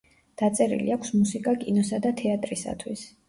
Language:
Georgian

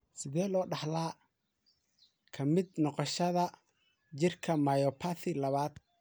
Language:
Somali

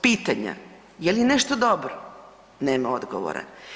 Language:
Croatian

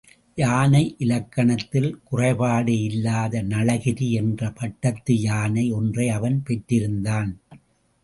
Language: Tamil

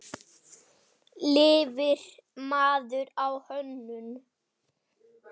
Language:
Icelandic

